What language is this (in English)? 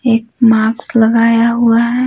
Hindi